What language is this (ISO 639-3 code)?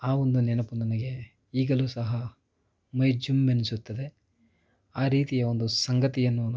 kan